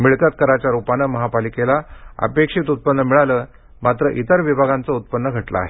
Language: Marathi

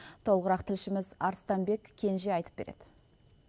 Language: Kazakh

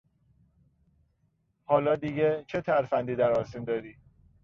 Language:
Persian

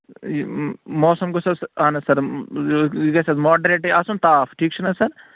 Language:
Kashmiri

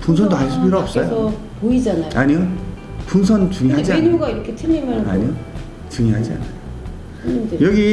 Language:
Korean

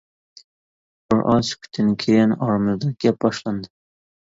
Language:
Uyghur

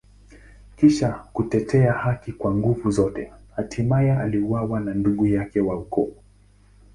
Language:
Swahili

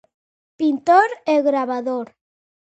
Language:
Galician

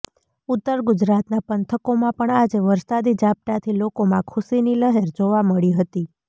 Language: Gujarati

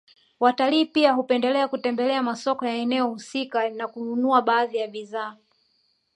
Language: Swahili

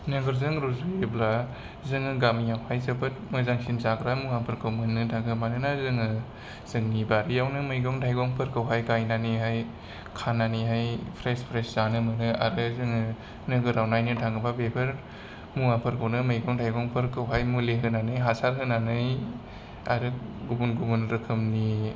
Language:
Bodo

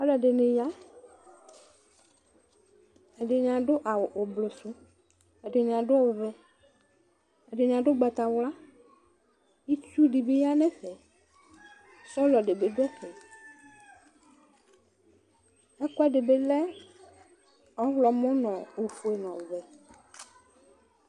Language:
Ikposo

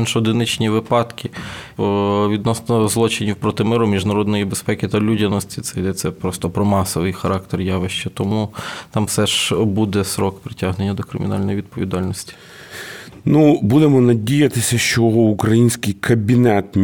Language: Ukrainian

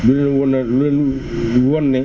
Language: Wolof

